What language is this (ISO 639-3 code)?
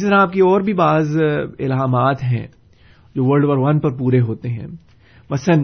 urd